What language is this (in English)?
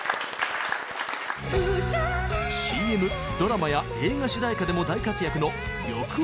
Japanese